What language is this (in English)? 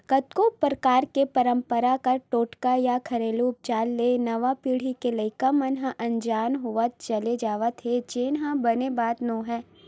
Chhattisgarhi